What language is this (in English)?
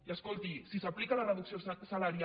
Catalan